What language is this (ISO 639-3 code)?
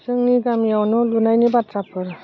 brx